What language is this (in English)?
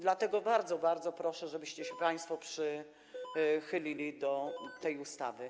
Polish